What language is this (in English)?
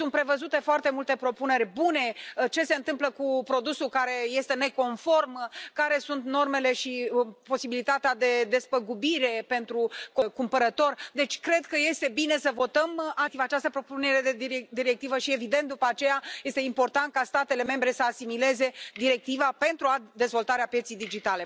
Romanian